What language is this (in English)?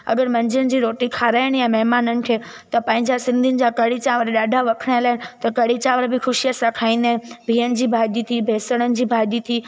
Sindhi